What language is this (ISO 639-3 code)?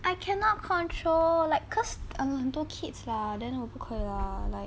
eng